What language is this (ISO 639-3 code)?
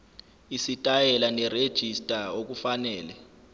zul